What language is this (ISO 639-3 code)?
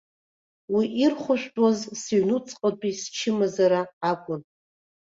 abk